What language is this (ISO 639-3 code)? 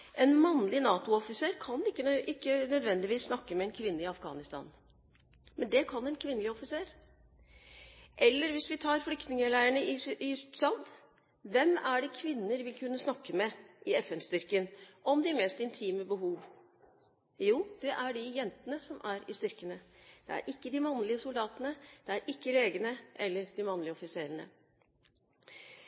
nob